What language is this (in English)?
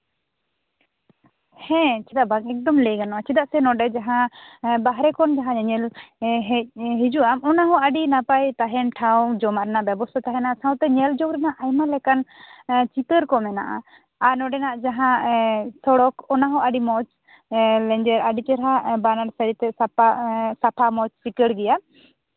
Santali